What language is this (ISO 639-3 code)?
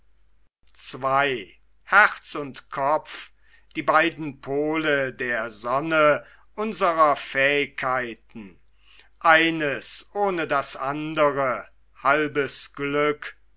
deu